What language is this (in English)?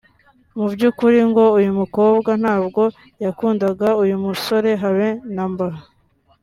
Kinyarwanda